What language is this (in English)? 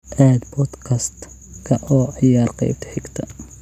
Somali